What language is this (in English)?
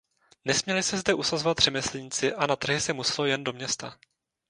Czech